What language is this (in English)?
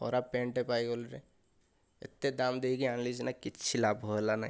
Odia